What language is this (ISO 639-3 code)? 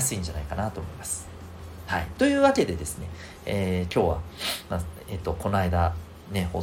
jpn